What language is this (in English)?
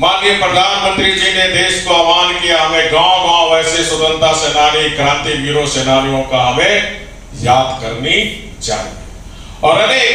Hindi